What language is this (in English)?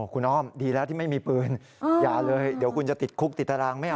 Thai